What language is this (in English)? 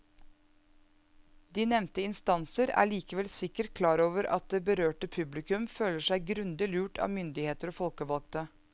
Norwegian